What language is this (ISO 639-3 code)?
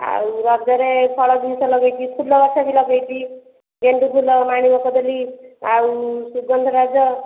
ori